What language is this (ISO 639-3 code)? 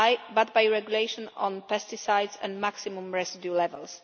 eng